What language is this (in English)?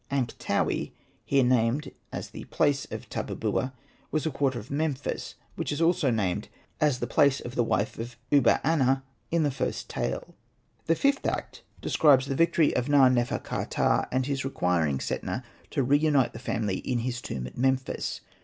English